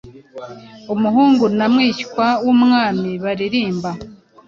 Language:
Kinyarwanda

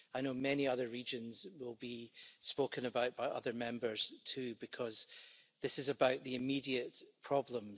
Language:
English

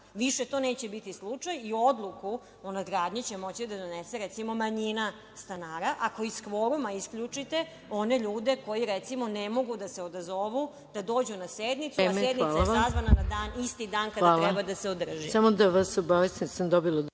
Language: Serbian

